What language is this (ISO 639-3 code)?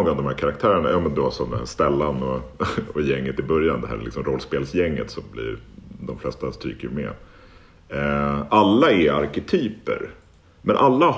swe